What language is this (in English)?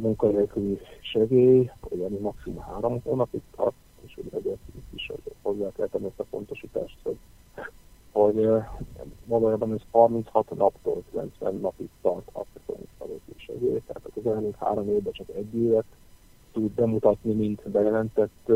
Hungarian